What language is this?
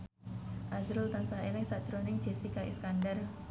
Javanese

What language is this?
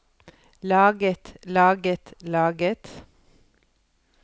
Norwegian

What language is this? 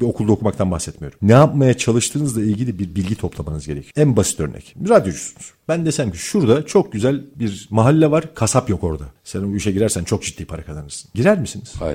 Turkish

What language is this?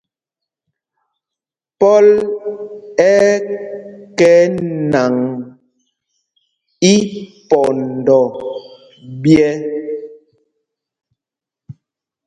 Mpumpong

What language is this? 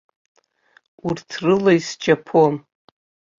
Abkhazian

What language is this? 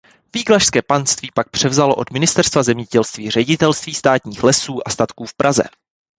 Czech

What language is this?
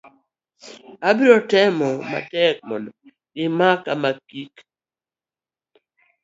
Luo (Kenya and Tanzania)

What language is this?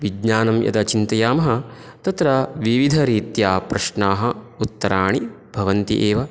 Sanskrit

